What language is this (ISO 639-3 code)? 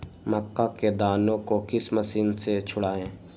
mag